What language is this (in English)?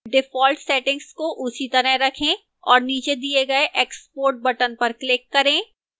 Hindi